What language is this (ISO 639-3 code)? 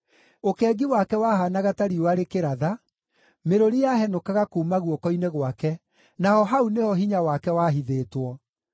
kik